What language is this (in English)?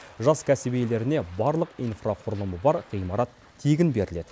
Kazakh